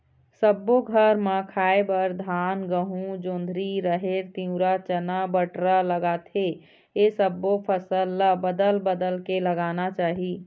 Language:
Chhattisgarhi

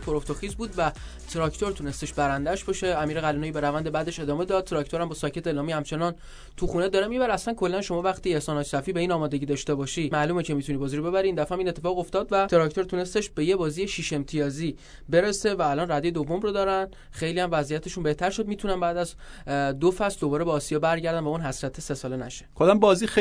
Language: Persian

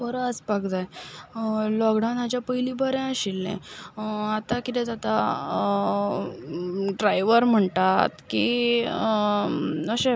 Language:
Konkani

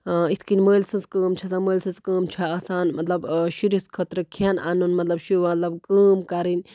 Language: Kashmiri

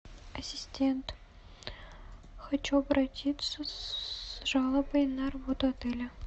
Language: Russian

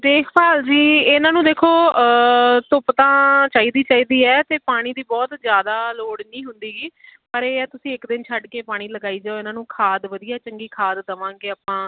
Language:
Punjabi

